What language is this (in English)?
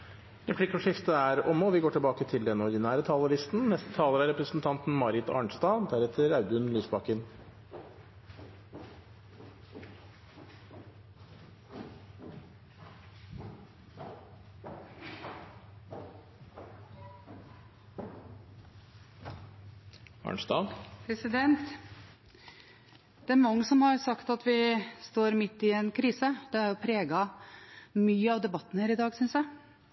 Norwegian